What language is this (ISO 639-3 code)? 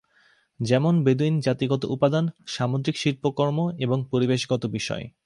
ben